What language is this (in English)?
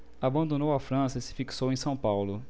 Portuguese